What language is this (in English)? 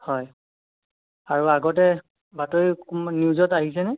Assamese